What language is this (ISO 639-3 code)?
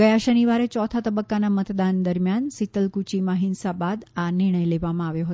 guj